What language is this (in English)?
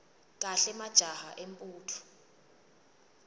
Swati